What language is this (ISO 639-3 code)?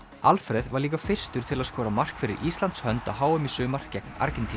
isl